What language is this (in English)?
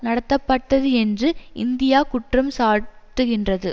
Tamil